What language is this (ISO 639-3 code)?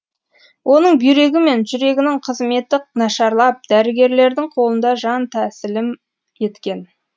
kaz